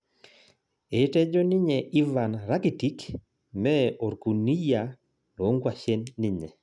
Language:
Masai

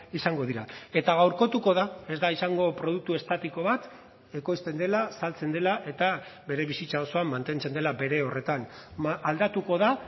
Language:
Basque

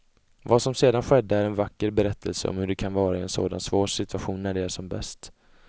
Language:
Swedish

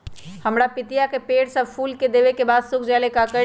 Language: Magahi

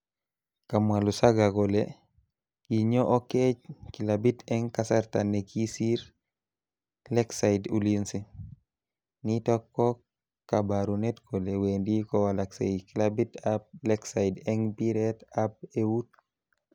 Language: Kalenjin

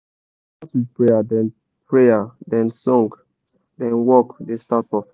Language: Nigerian Pidgin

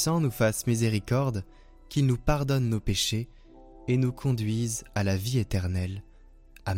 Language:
French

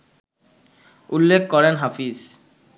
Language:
Bangla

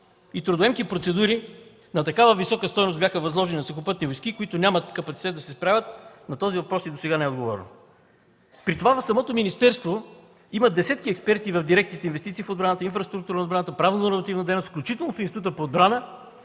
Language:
Bulgarian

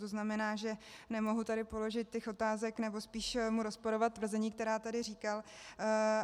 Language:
Czech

